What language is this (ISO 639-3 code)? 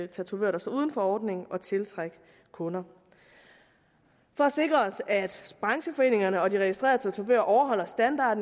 dan